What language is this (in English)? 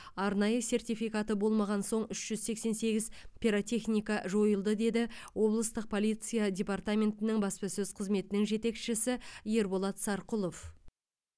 Kazakh